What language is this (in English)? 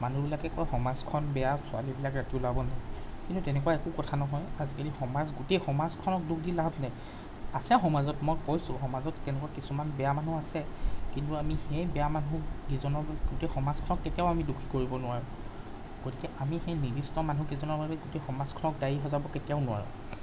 Assamese